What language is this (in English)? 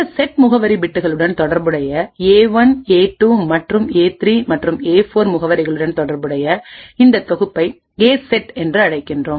Tamil